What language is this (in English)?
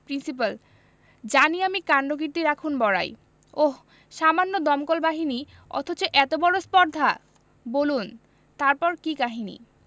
Bangla